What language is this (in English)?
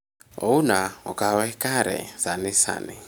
Luo (Kenya and Tanzania)